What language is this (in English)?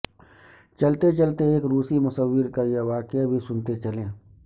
Urdu